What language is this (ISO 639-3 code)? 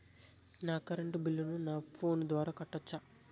tel